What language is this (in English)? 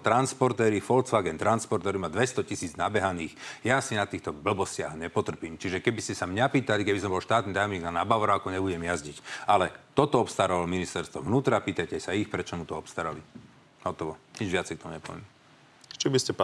Slovak